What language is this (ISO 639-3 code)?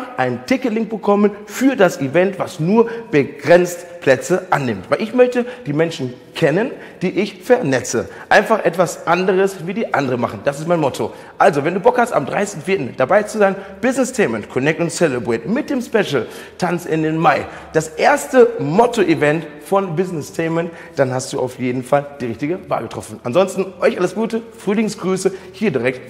deu